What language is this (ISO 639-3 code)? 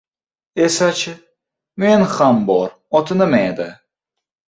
uzb